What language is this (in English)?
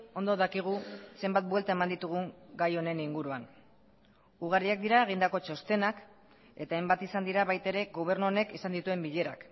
Basque